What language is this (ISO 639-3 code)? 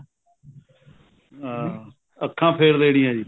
pan